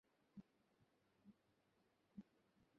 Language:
Bangla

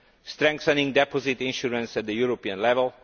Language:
English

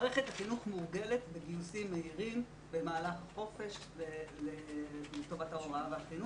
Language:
Hebrew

